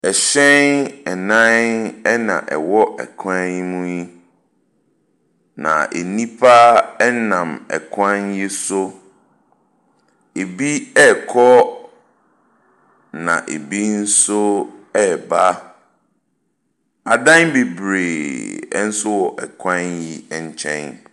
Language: Akan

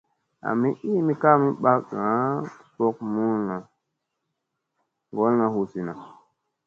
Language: Musey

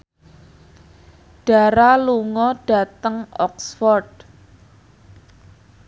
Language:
Javanese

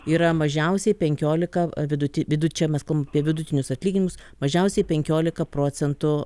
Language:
Lithuanian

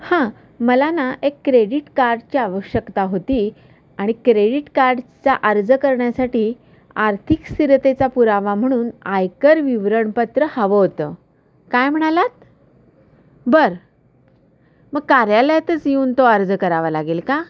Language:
Marathi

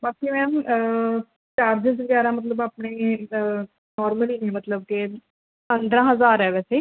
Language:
Punjabi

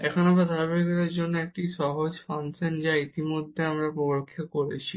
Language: Bangla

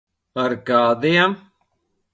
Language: Latvian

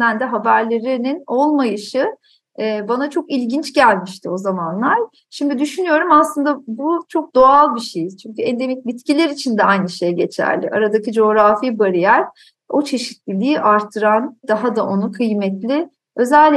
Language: Turkish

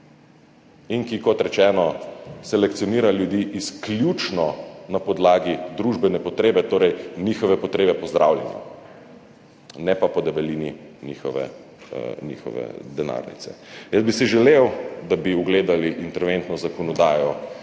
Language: Slovenian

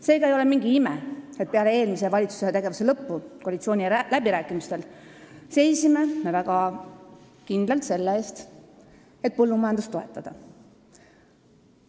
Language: Estonian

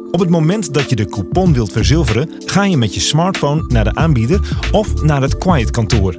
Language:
Dutch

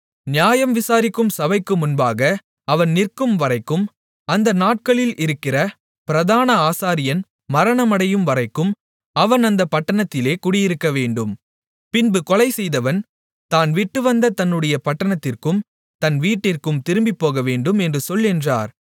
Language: Tamil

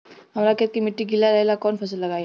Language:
Bhojpuri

